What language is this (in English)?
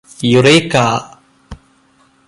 Malayalam